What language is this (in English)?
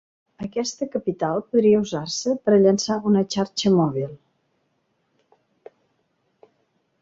Catalan